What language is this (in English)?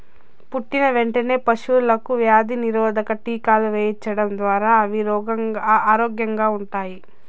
Telugu